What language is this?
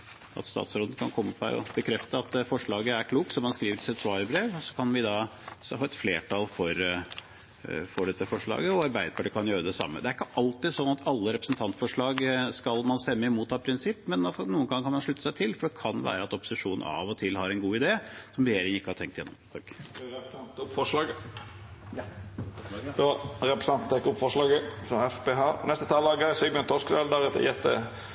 Norwegian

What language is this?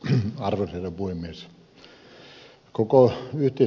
Finnish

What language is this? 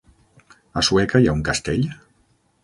Catalan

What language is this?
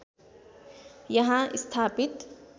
Nepali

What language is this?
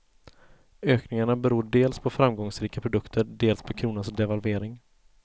Swedish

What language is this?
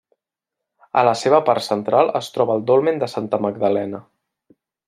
Catalan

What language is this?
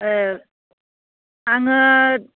Bodo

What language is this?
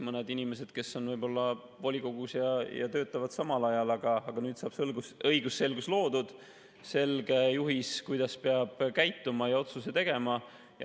Estonian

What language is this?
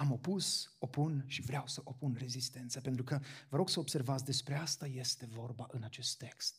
Romanian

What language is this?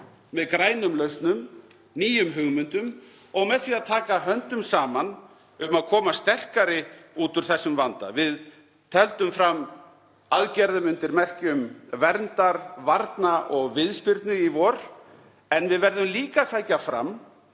Icelandic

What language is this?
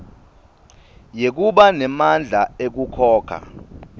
Swati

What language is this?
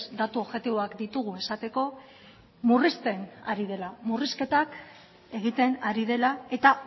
Basque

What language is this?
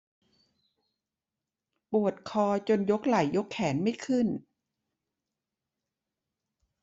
Thai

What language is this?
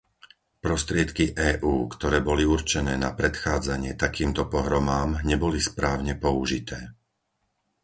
Slovak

